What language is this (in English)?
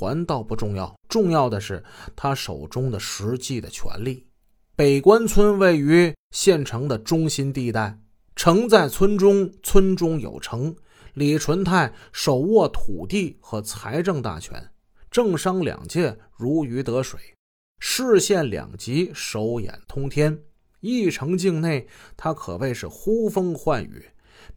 Chinese